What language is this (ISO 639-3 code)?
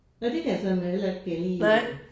dan